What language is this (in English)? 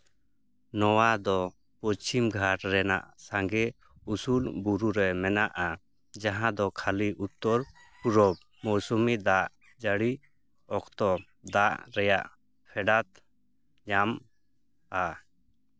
Santali